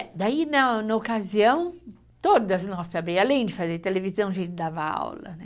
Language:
Portuguese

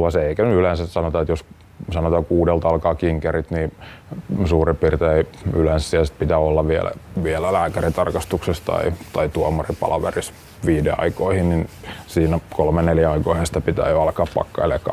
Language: Finnish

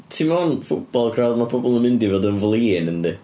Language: Welsh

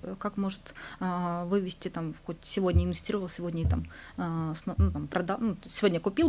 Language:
Russian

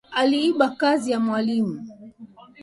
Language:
Swahili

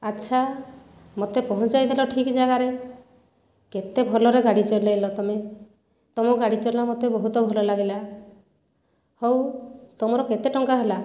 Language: Odia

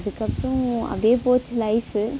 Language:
Tamil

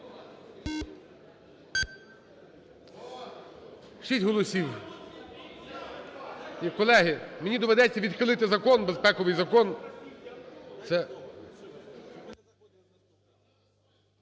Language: Ukrainian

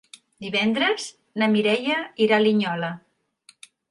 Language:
Catalan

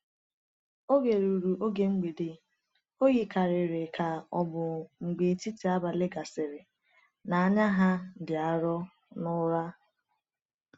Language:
Igbo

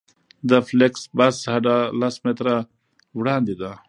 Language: Pashto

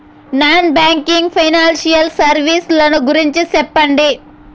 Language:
Telugu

